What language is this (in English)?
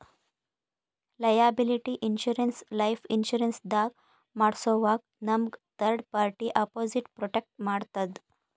Kannada